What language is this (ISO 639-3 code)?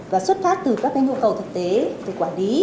vie